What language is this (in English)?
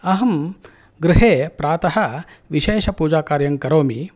Sanskrit